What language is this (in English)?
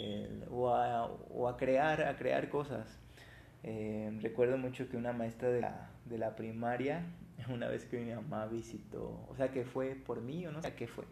Spanish